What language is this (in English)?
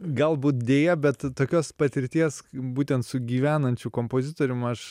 Lithuanian